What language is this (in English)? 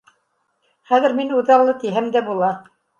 Bashkir